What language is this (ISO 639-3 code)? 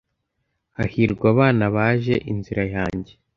kin